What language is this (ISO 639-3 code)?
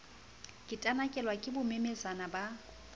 sot